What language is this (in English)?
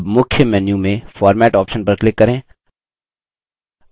Hindi